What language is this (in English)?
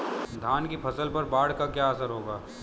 Hindi